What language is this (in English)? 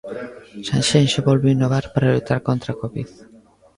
Galician